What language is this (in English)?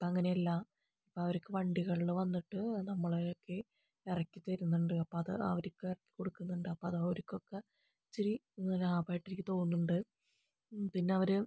Malayalam